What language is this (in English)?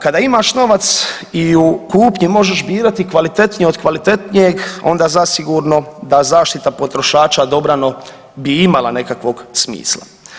Croatian